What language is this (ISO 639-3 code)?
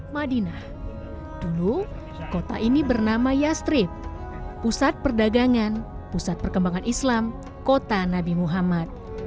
ind